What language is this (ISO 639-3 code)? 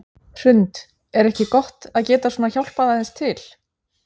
isl